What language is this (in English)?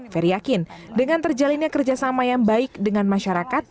Indonesian